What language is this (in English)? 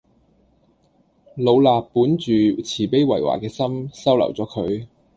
Cantonese